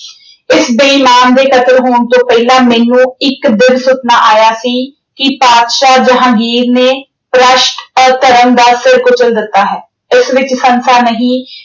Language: Punjabi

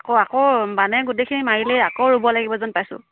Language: Assamese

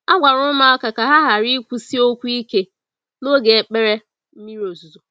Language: Igbo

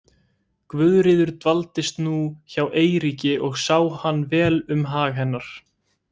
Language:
Icelandic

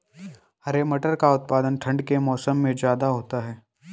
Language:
Hindi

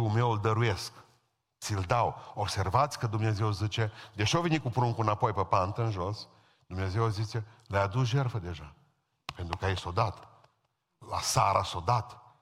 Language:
Romanian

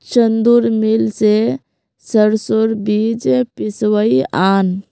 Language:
Magahi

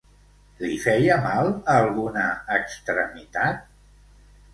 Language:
Catalan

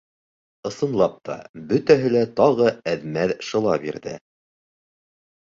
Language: Bashkir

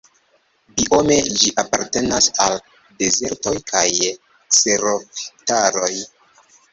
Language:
Esperanto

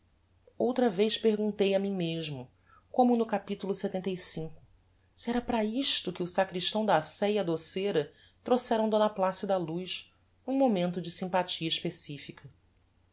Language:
Portuguese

